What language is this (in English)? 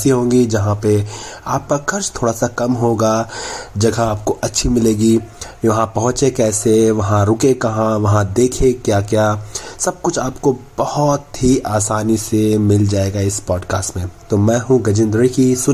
Hindi